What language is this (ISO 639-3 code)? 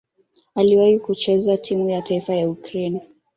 swa